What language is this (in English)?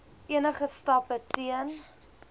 Afrikaans